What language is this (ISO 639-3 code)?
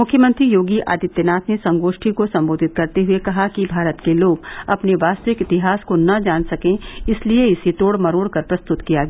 hin